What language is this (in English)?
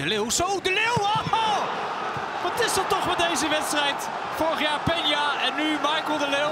Dutch